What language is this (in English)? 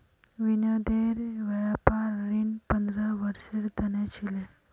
Magahi